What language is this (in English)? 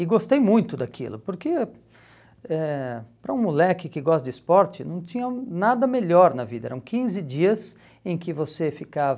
Portuguese